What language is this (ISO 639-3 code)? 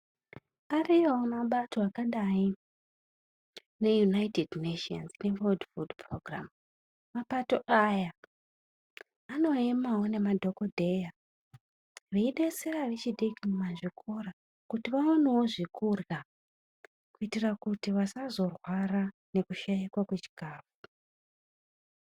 ndc